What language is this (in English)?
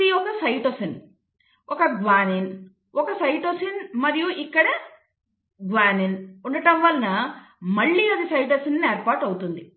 Telugu